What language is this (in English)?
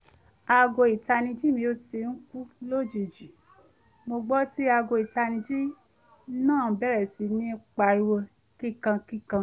Yoruba